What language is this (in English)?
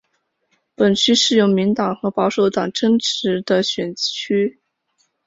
Chinese